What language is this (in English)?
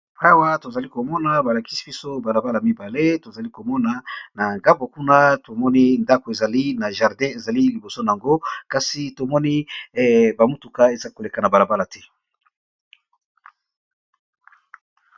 Lingala